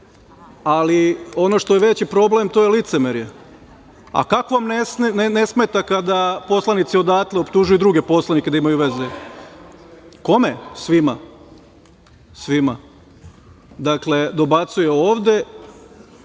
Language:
Serbian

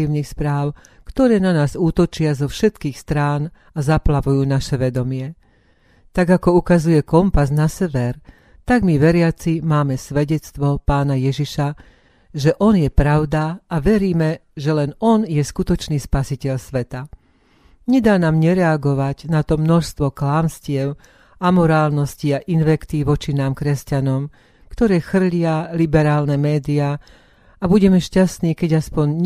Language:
Slovak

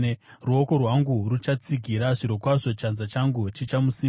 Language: Shona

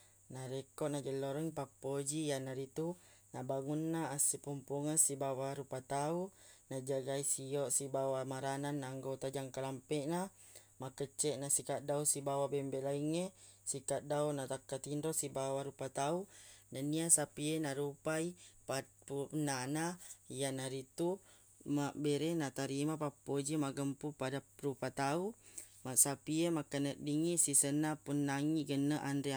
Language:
Buginese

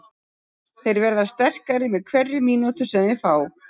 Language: Icelandic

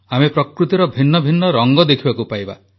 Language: Odia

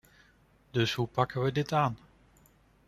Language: Dutch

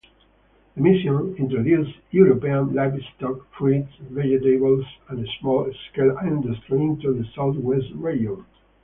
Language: English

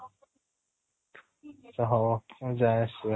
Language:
Odia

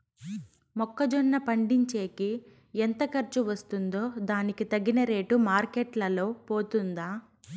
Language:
Telugu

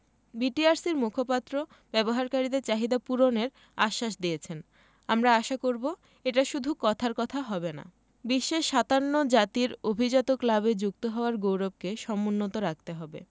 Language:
Bangla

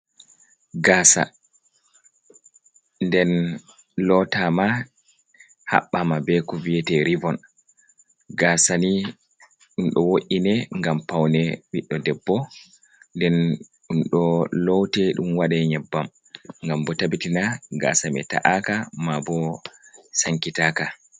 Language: Fula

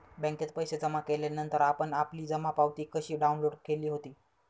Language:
Marathi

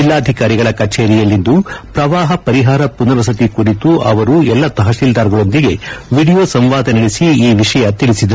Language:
Kannada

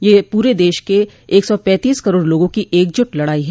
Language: Hindi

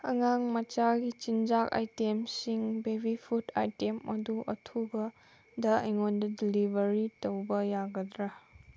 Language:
Manipuri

